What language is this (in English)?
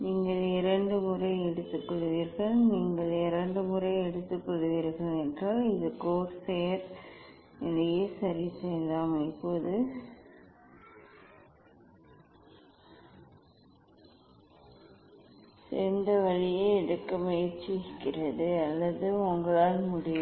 Tamil